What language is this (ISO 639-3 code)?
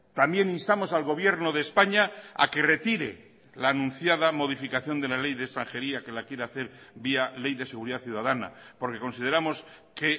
spa